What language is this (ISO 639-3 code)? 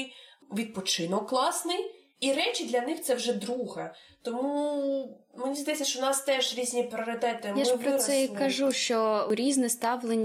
ukr